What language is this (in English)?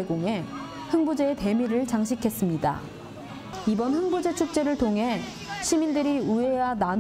Korean